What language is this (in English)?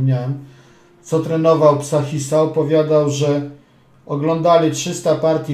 Polish